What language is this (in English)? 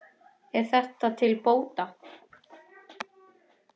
Icelandic